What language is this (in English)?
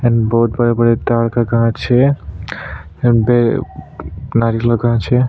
Hindi